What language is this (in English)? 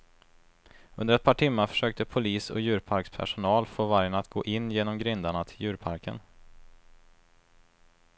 Swedish